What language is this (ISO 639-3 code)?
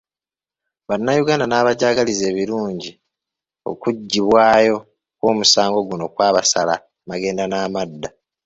lug